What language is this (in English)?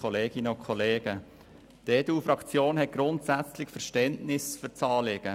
Swiss German